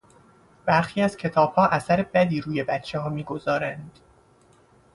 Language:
Persian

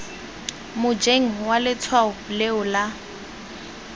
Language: Tswana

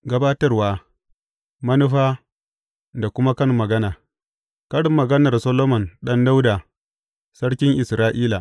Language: Hausa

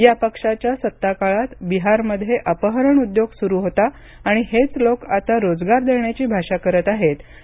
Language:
Marathi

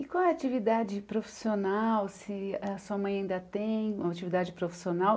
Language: Portuguese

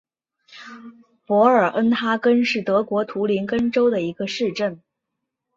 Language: Chinese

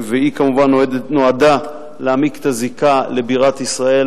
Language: Hebrew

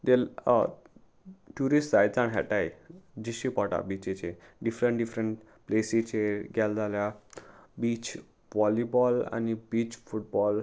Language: Konkani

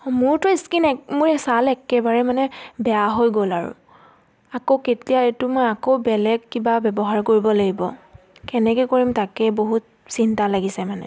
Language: Assamese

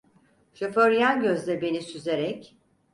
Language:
Turkish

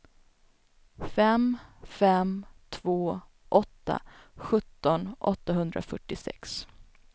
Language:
Swedish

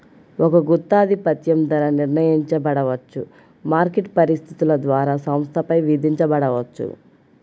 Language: Telugu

